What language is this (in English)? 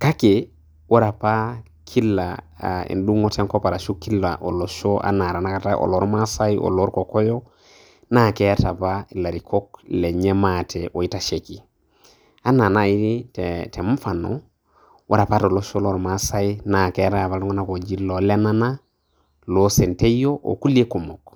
Masai